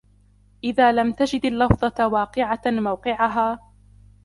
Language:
Arabic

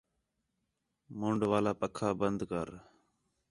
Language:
Khetrani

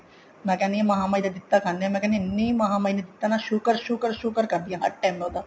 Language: Punjabi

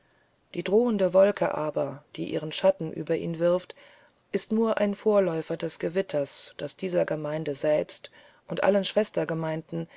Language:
German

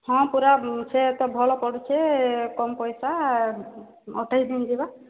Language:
Odia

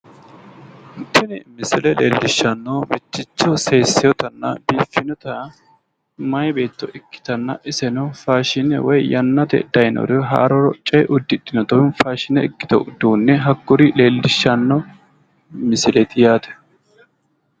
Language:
Sidamo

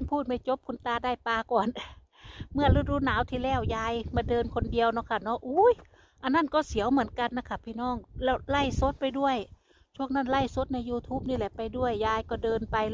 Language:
Thai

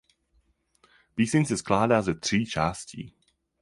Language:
Czech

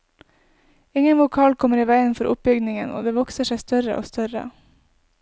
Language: Norwegian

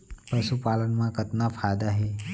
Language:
Chhattisgarhi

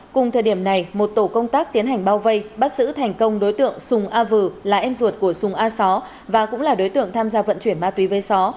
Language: Vietnamese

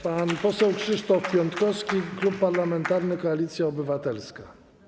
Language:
Polish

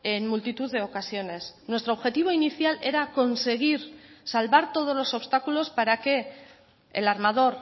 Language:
Spanish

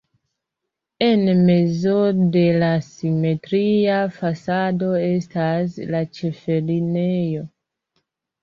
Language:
Esperanto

